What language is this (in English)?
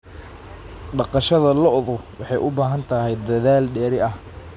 Somali